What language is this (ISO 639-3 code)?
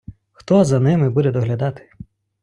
ukr